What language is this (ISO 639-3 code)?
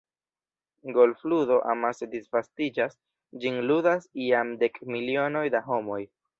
epo